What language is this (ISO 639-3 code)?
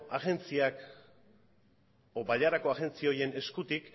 eus